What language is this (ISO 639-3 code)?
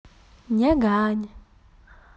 rus